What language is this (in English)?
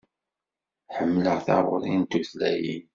Kabyle